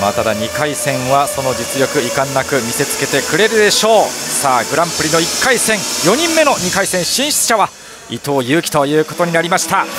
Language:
Japanese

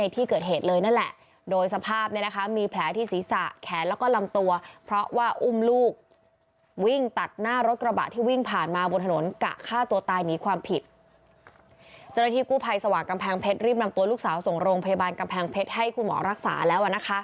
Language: Thai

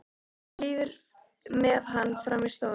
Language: Icelandic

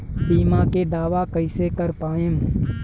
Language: Bhojpuri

